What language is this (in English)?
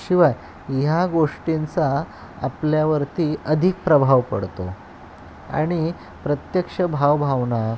Marathi